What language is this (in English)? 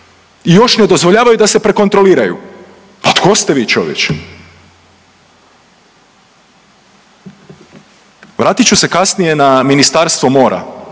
Croatian